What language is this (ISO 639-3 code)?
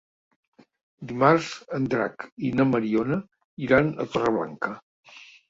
cat